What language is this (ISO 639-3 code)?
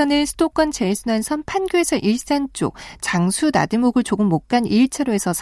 kor